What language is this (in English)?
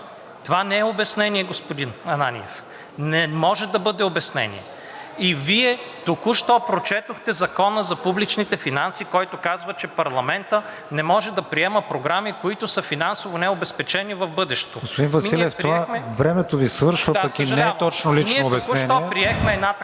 Bulgarian